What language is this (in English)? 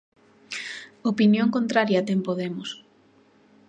Galician